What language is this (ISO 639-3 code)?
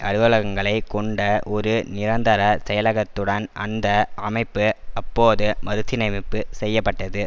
tam